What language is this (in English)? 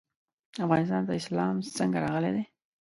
Pashto